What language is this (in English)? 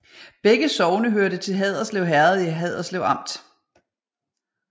Danish